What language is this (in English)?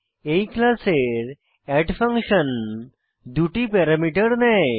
Bangla